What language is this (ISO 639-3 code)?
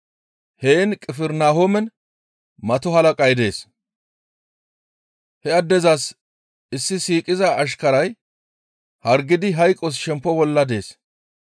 gmv